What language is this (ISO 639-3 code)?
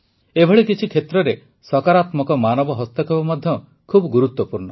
ori